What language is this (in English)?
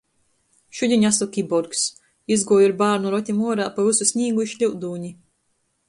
Latgalian